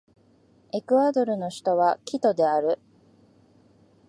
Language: Japanese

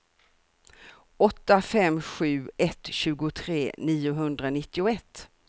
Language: Swedish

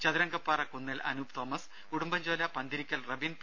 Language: Malayalam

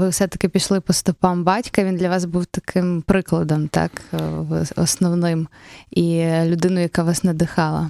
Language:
Ukrainian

